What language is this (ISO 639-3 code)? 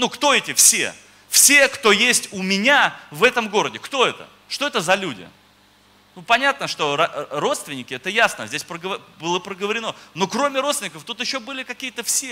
rus